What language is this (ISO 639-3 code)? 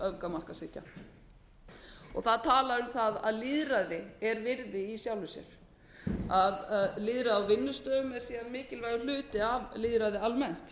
isl